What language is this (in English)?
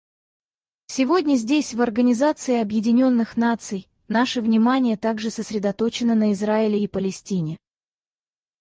Russian